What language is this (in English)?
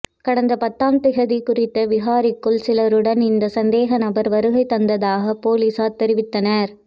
Tamil